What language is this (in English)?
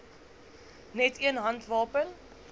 Afrikaans